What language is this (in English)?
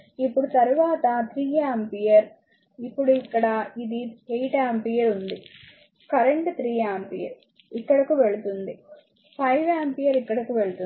Telugu